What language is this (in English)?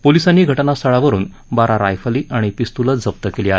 Marathi